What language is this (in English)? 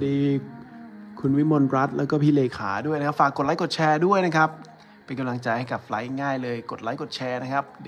Thai